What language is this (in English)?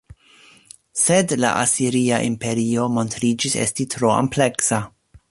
Esperanto